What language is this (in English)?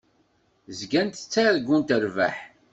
Kabyle